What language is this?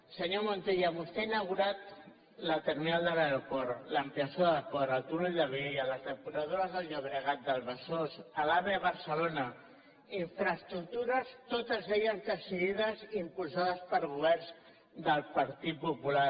Catalan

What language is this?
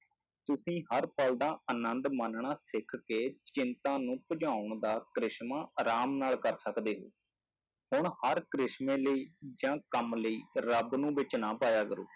Punjabi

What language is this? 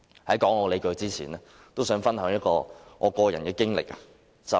Cantonese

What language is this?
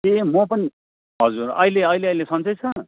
Nepali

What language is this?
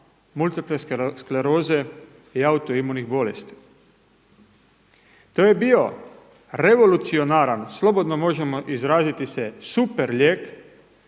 Croatian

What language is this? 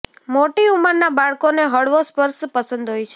Gujarati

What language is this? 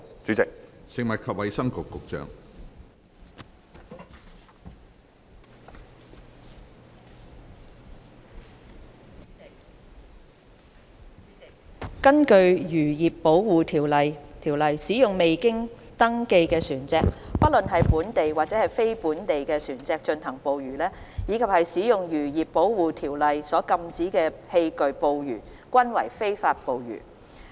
Cantonese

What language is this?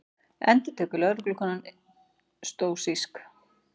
Icelandic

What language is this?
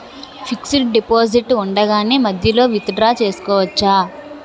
Telugu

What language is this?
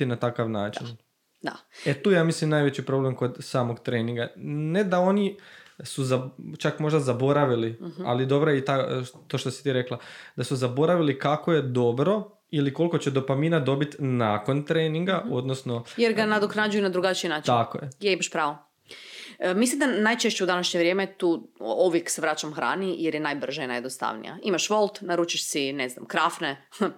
Croatian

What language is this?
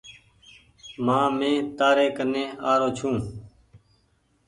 Goaria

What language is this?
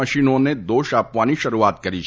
Gujarati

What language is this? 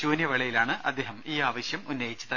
Malayalam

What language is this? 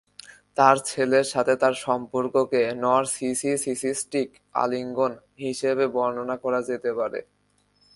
Bangla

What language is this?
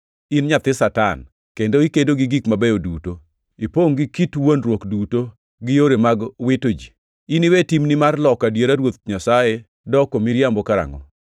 Luo (Kenya and Tanzania)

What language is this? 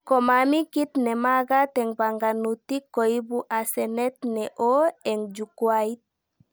Kalenjin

